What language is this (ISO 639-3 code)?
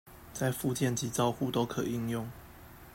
zho